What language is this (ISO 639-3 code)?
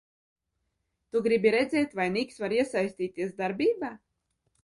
lav